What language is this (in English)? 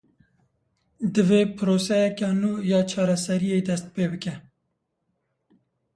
Kurdish